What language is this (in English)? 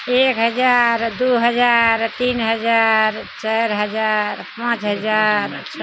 Maithili